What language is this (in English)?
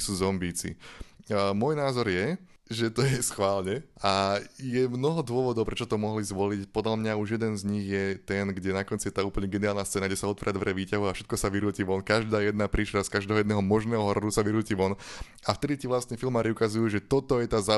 Slovak